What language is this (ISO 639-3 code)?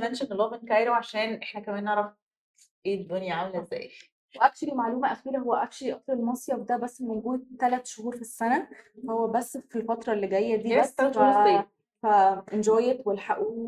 ara